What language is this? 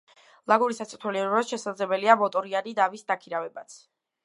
Georgian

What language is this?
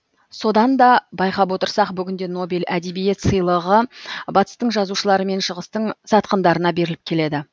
Kazakh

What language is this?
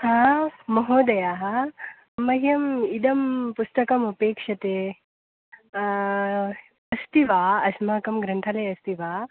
Sanskrit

